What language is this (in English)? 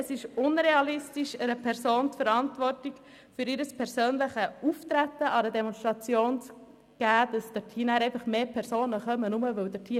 Swiss German